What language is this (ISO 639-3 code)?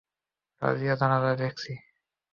ben